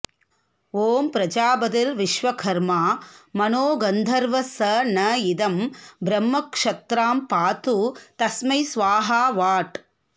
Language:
Sanskrit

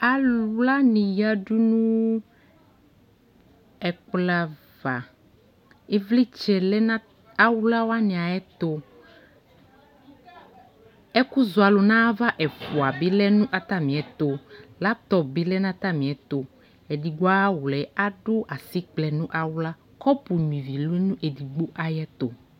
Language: Ikposo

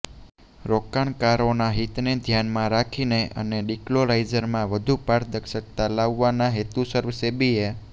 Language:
Gujarati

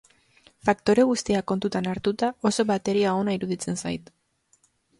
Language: Basque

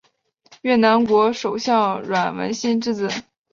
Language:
Chinese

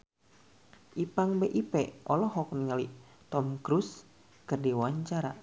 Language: Sundanese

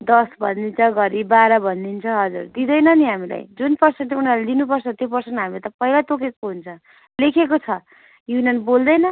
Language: Nepali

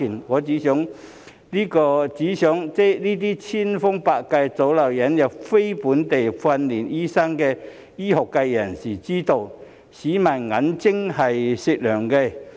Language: Cantonese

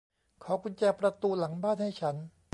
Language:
Thai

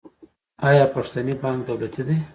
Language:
Pashto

